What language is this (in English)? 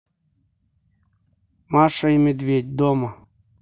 Russian